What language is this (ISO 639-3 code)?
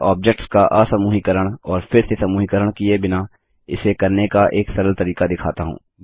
hin